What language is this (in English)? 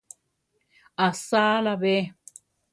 Central Tarahumara